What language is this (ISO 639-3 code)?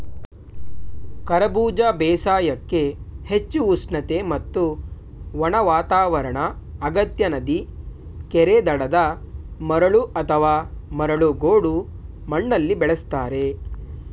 kan